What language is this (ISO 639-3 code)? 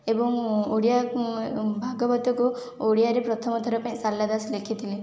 ori